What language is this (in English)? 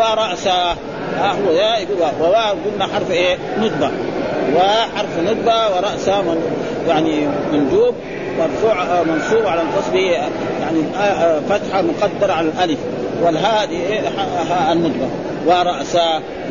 Arabic